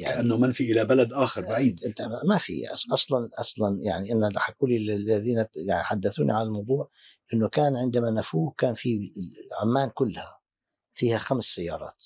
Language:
Arabic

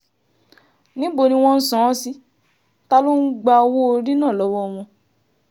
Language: Yoruba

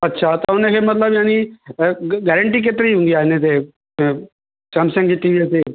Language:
Sindhi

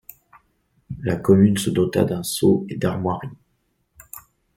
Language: French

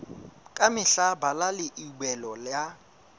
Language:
Southern Sotho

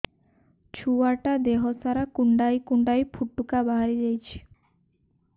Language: Odia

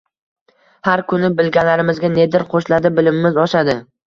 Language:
Uzbek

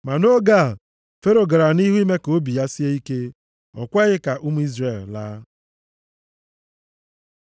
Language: Igbo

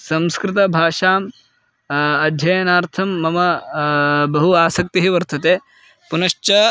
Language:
Sanskrit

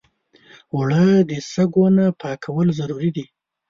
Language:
Pashto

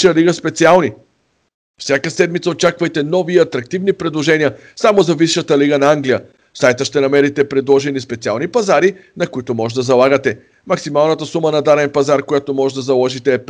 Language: Bulgarian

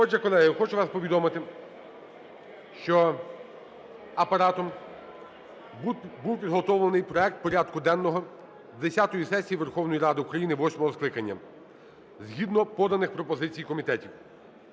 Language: Ukrainian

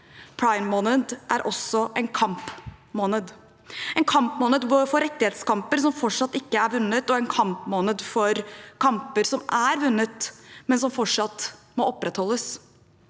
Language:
Norwegian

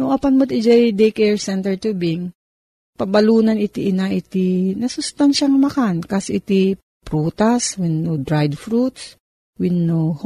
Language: Filipino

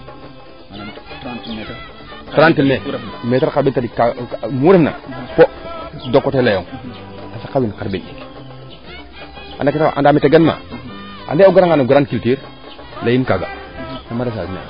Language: Serer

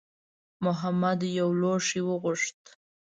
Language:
Pashto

